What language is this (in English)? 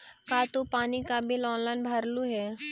Magahi